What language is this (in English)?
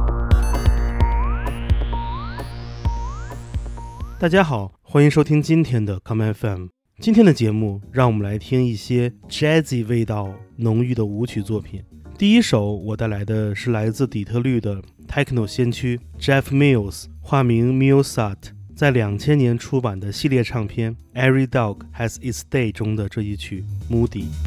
Chinese